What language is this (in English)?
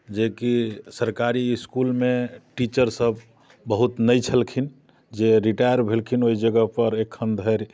Maithili